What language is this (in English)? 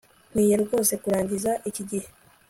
Kinyarwanda